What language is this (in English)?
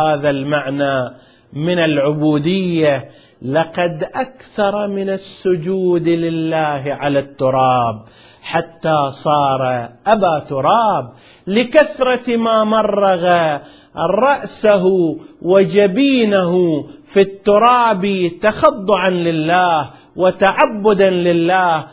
Arabic